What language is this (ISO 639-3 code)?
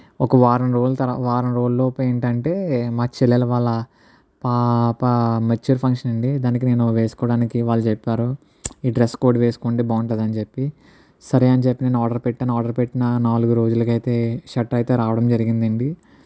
tel